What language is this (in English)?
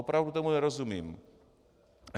Czech